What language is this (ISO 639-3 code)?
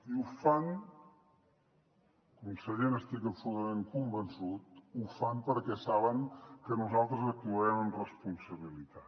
cat